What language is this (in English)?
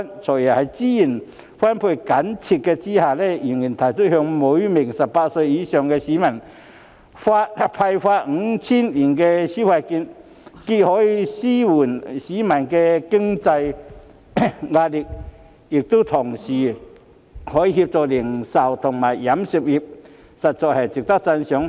Cantonese